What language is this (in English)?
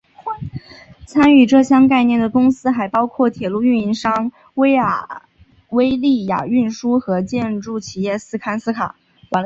Chinese